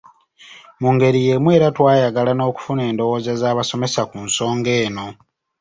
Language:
Ganda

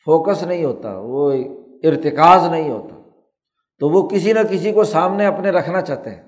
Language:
Urdu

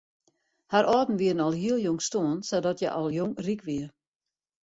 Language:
Western Frisian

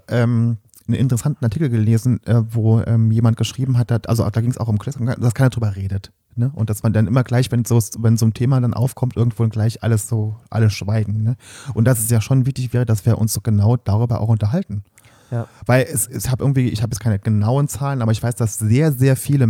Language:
German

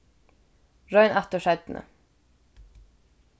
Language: Faroese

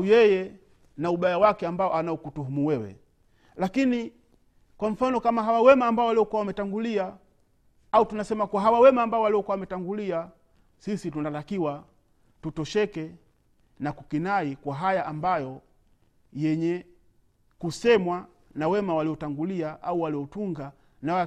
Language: Swahili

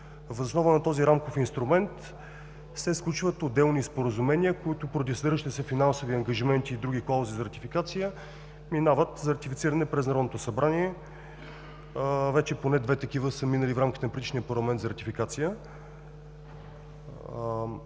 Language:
Bulgarian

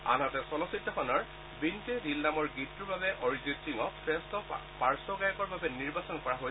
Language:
Assamese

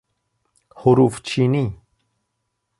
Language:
Persian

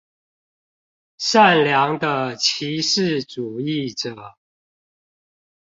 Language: Chinese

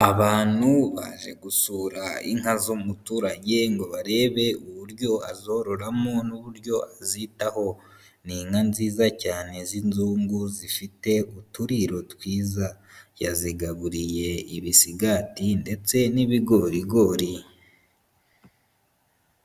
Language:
Kinyarwanda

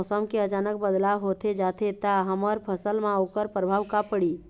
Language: Chhattisgarhi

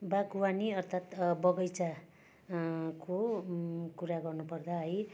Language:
Nepali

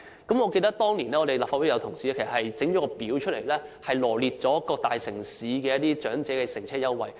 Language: Cantonese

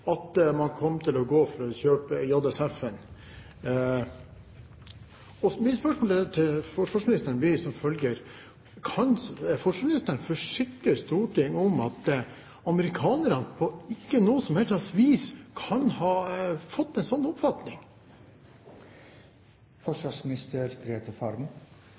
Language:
Norwegian Bokmål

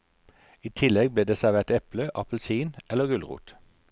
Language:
Norwegian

